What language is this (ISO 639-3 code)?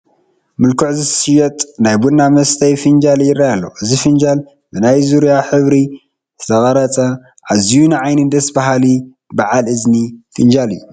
tir